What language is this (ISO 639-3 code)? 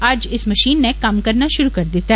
doi